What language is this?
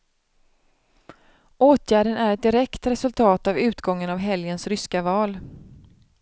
Swedish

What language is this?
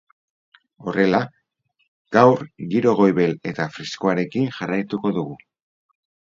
Basque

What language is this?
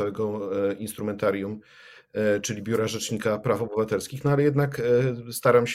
Polish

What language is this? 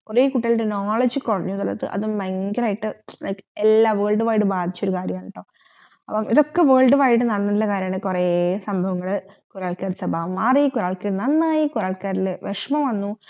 Malayalam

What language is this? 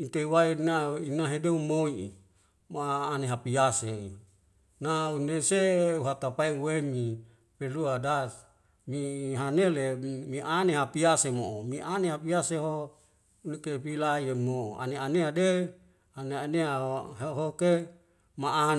Wemale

